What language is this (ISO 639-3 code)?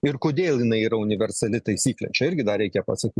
lit